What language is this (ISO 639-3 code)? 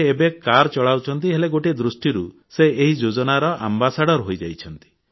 ori